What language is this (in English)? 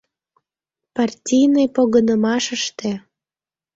Mari